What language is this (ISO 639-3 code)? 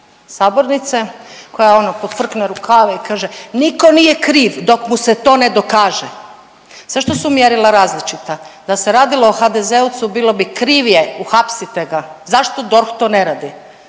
hrv